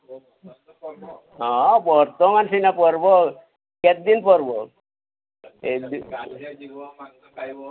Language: Odia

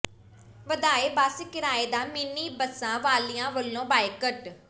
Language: Punjabi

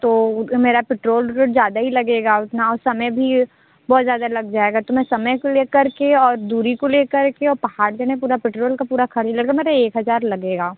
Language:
Hindi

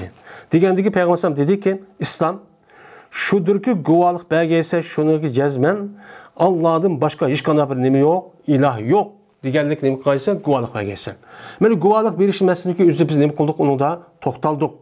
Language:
Turkish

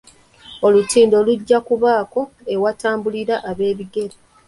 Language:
Ganda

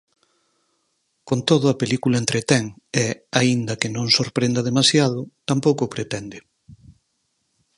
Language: Galician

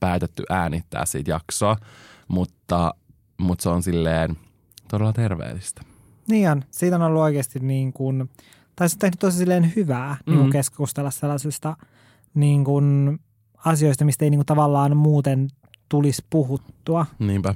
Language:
Finnish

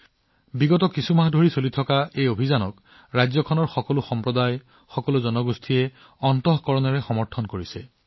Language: Assamese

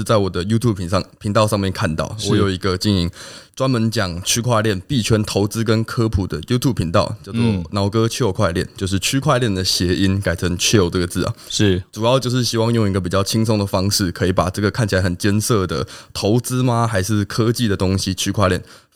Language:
Chinese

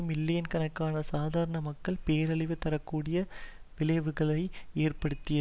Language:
Tamil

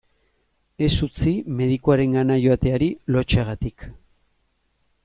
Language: Basque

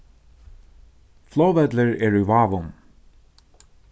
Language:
Faroese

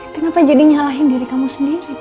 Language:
Indonesian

